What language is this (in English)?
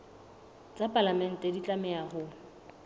Southern Sotho